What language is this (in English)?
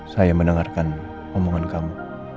Indonesian